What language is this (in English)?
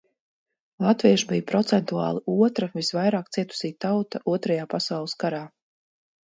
Latvian